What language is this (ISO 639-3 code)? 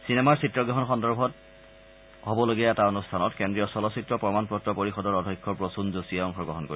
asm